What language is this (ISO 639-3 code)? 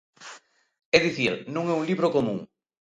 glg